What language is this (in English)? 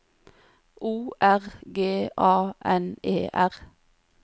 Norwegian